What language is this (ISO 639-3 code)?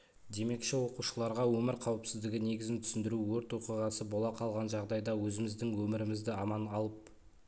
kaz